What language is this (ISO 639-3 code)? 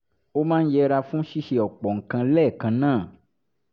yor